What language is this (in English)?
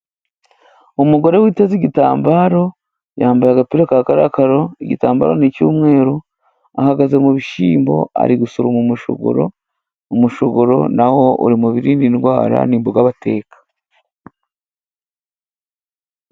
Kinyarwanda